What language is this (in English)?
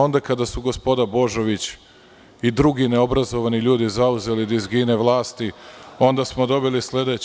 Serbian